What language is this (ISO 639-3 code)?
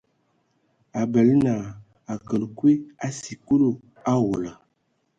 ewo